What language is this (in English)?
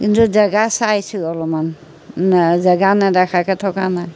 Assamese